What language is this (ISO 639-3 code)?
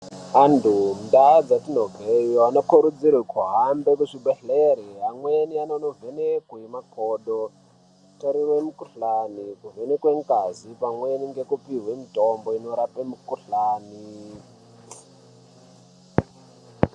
ndc